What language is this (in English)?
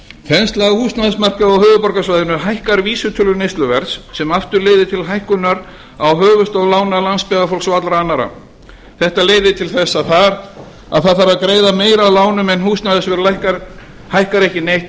Icelandic